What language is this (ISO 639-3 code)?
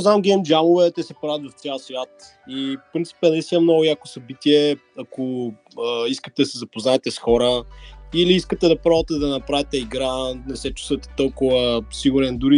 bul